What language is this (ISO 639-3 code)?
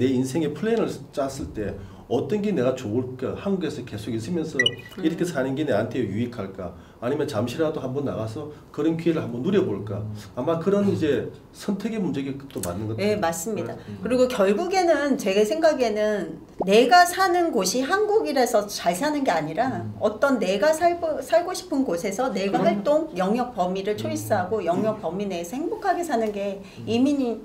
kor